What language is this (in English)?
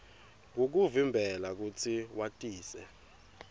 Swati